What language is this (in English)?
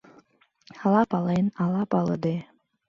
Mari